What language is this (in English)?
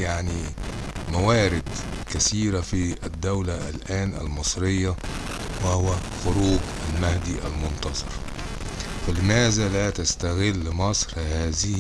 Arabic